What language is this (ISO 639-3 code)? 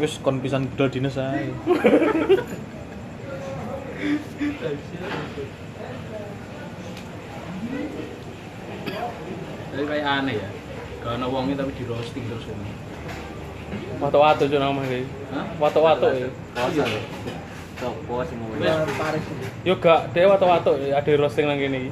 ind